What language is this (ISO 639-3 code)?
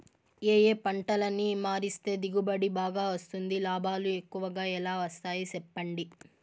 tel